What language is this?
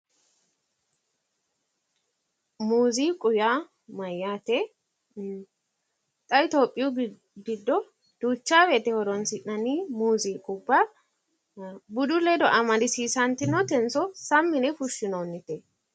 Sidamo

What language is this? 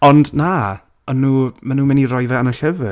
Welsh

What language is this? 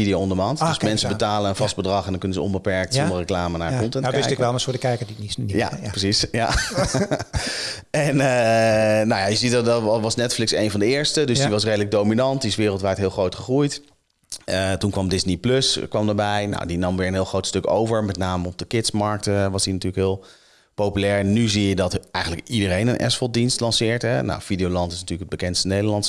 Dutch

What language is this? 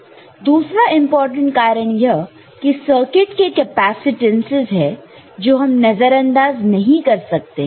Hindi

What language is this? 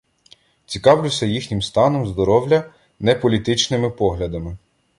Ukrainian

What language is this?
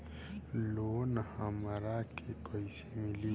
Bhojpuri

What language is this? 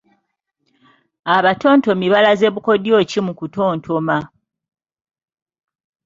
Ganda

